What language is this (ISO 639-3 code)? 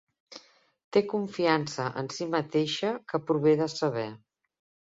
cat